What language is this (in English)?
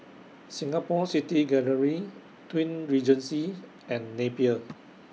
English